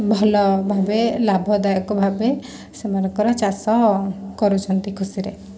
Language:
Odia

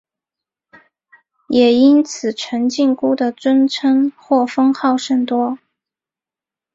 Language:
Chinese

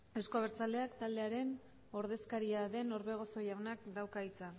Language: Basque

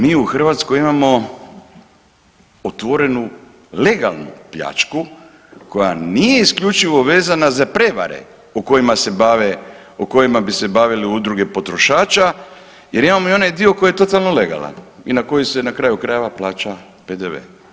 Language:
Croatian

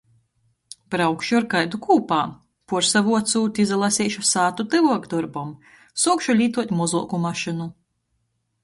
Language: Latgalian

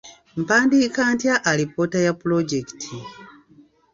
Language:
Ganda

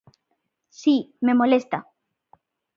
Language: Galician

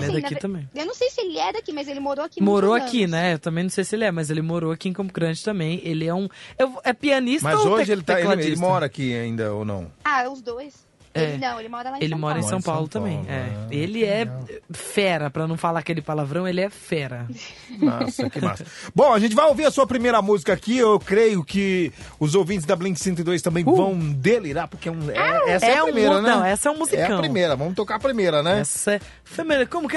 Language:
Portuguese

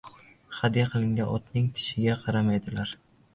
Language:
Uzbek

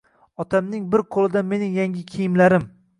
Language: Uzbek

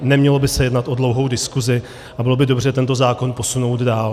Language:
Czech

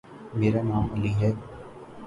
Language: Urdu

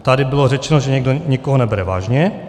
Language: Czech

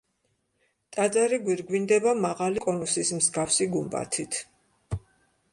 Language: Georgian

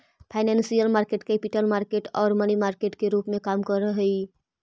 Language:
Magahi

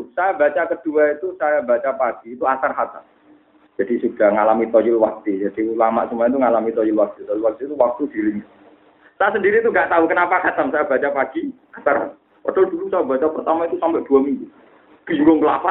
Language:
Malay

